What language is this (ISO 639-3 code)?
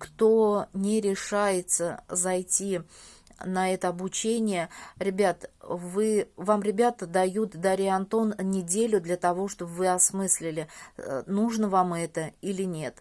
rus